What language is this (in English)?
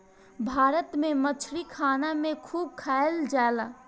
Bhojpuri